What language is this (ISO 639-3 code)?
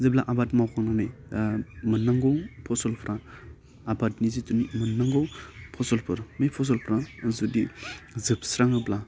brx